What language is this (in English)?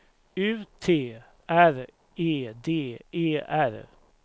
Swedish